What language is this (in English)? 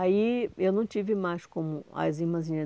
Portuguese